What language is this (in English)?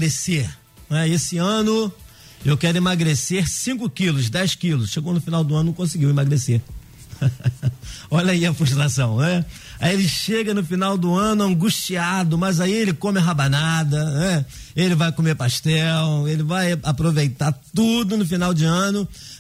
Portuguese